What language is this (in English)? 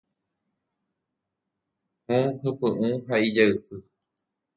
Guarani